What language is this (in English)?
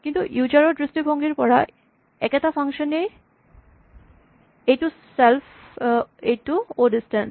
Assamese